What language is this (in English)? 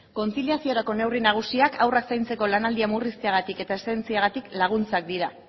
Basque